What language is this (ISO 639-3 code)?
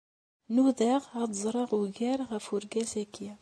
kab